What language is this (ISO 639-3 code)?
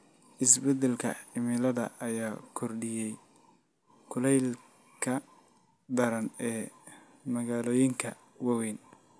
som